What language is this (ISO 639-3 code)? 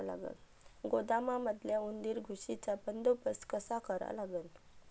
mar